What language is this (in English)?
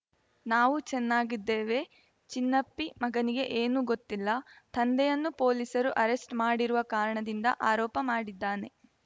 Kannada